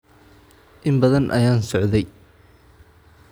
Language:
Somali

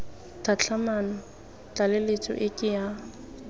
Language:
Tswana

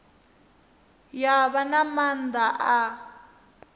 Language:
Venda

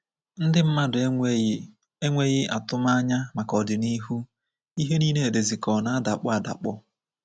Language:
Igbo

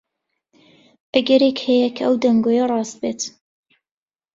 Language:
Central Kurdish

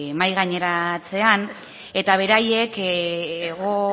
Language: Basque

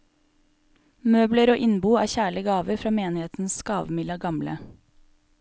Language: Norwegian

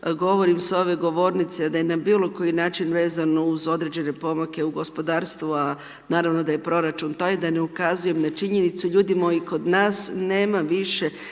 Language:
Croatian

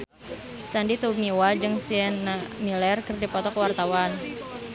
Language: Sundanese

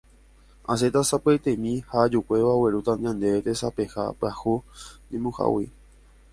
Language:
Guarani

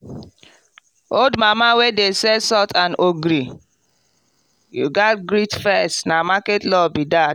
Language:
Nigerian Pidgin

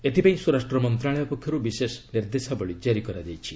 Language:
Odia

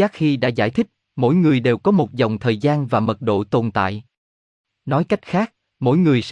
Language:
Vietnamese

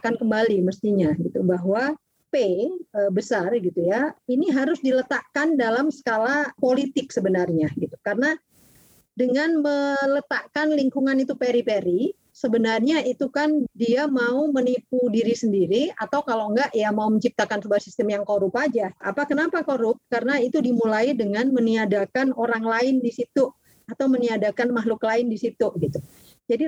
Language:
Indonesian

